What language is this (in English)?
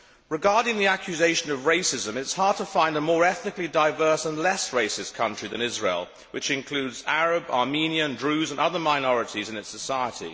English